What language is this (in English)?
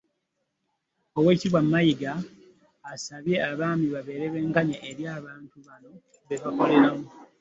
Ganda